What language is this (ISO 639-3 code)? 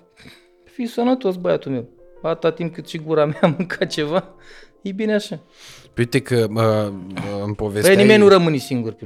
ron